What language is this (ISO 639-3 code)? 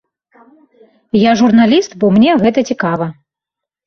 bel